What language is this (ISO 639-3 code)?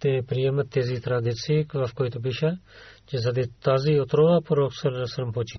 bul